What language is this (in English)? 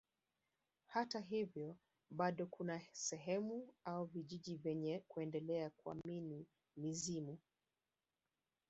Swahili